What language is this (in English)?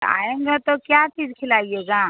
Hindi